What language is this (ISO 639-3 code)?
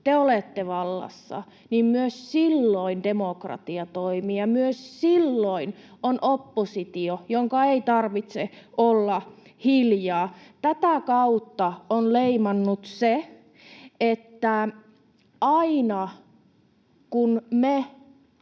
fin